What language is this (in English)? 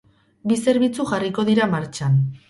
Basque